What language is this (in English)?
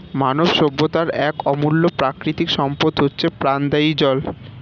Bangla